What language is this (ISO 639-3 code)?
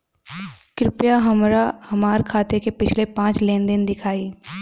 bho